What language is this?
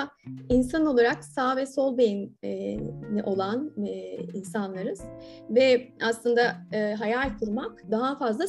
Turkish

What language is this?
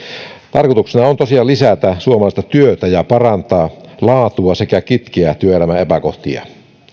Finnish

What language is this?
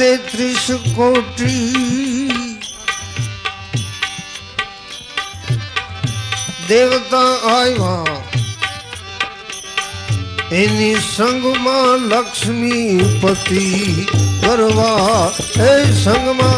Hindi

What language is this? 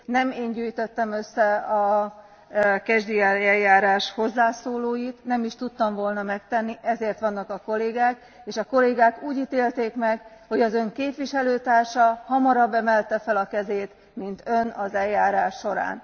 Hungarian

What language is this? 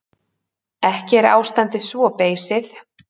Icelandic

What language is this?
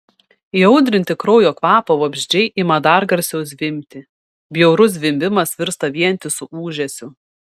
Lithuanian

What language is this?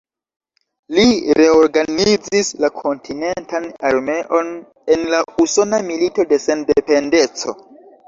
Esperanto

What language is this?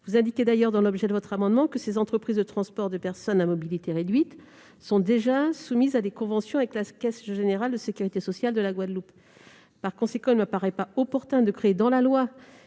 French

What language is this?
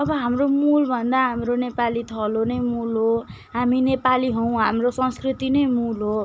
Nepali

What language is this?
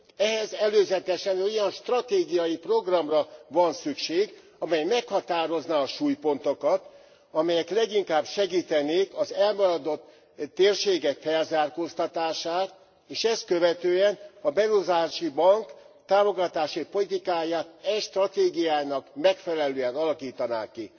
Hungarian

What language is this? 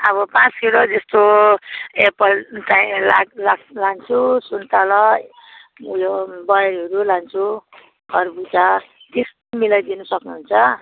Nepali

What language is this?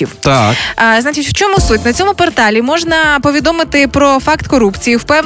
Ukrainian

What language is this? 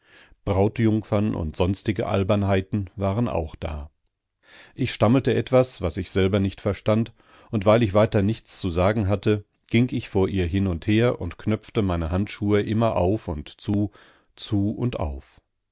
German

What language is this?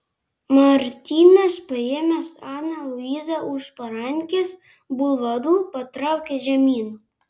Lithuanian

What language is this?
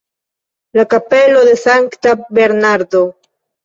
Esperanto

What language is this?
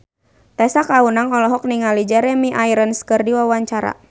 Sundanese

